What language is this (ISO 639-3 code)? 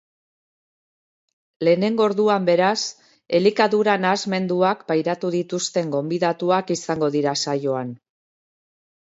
eus